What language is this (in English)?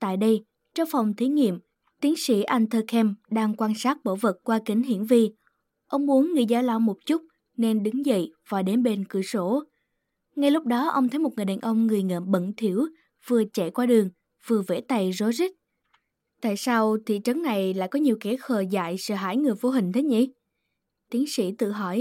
Vietnamese